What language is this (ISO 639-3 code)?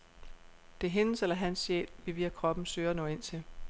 dan